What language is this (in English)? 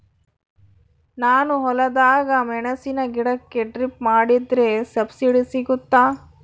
Kannada